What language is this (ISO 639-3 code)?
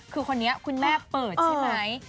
tha